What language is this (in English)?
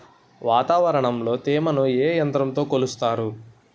Telugu